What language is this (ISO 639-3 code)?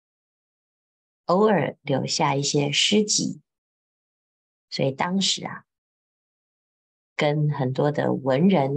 zho